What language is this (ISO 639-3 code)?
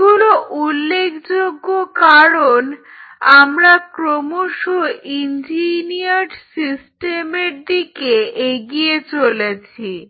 ben